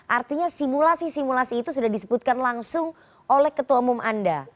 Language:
Indonesian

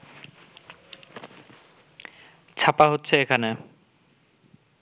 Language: Bangla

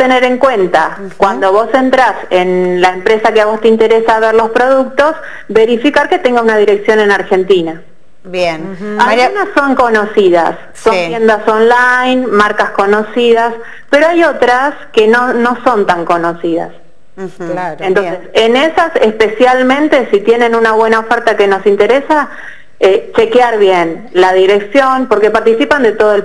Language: Spanish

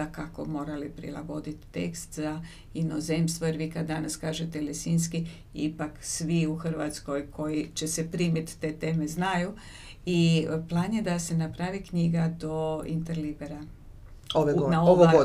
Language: Croatian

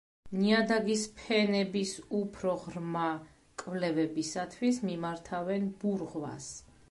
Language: Georgian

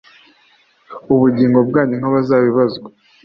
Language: Kinyarwanda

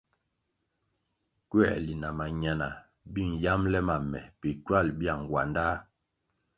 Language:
Kwasio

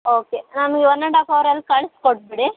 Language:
Kannada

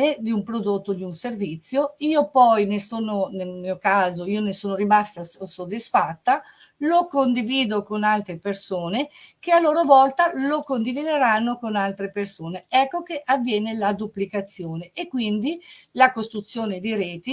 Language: Italian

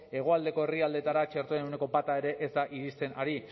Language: Basque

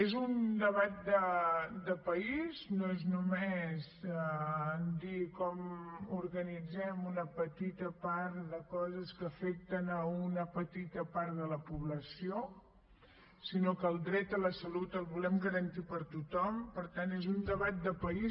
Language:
Catalan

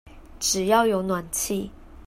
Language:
Chinese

